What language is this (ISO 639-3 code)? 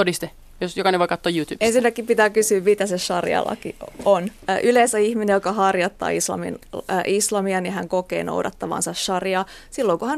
fin